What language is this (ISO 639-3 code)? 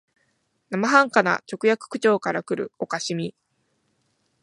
jpn